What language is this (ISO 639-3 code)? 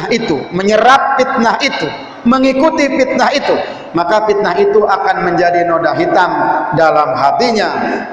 ind